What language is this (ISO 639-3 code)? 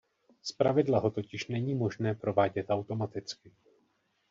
ces